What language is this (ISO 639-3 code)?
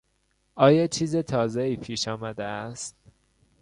fas